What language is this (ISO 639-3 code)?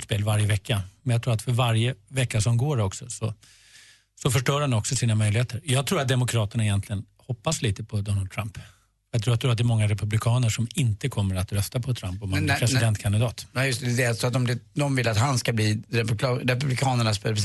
swe